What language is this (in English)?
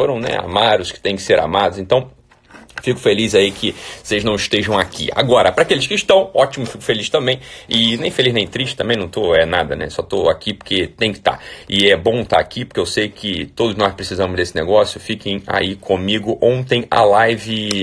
Portuguese